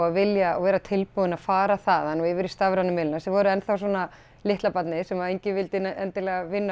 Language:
Icelandic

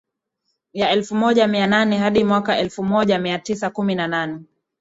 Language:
Swahili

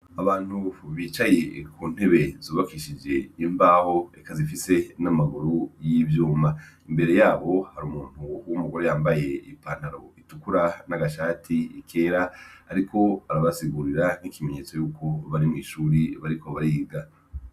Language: Rundi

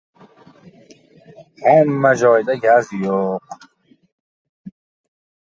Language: Uzbek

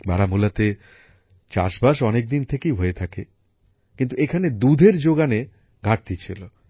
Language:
Bangla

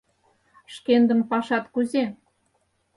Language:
Mari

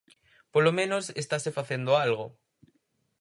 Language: Galician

